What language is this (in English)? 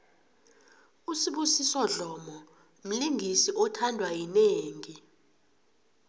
South Ndebele